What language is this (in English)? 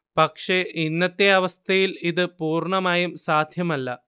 Malayalam